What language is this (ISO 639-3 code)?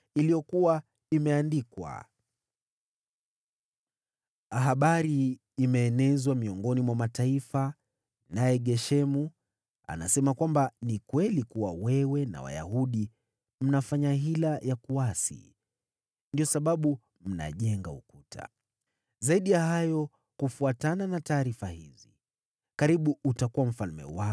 swa